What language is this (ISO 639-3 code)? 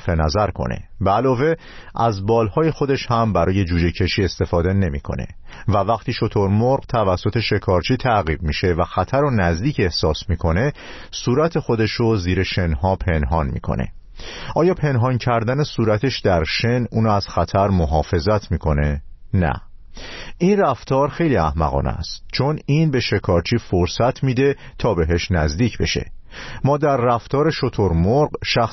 fas